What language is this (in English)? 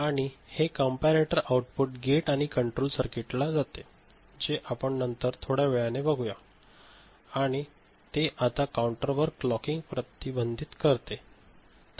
Marathi